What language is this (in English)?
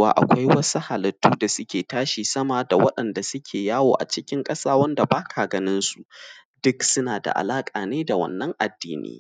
Hausa